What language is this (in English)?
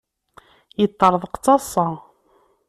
Kabyle